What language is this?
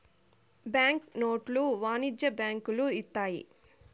Telugu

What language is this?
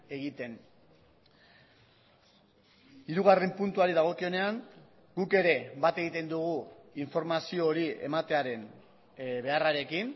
Basque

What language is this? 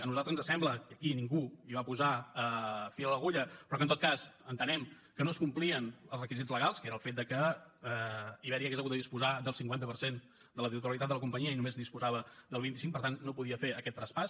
Catalan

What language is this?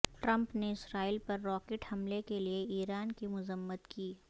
Urdu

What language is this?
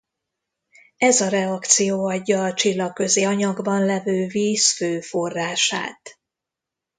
Hungarian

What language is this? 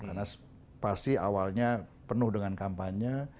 Indonesian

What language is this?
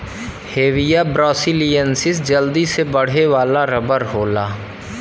Bhojpuri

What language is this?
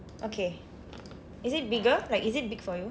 English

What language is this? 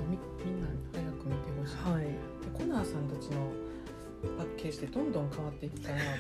Japanese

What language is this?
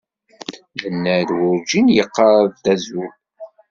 Kabyle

